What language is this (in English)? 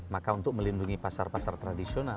Indonesian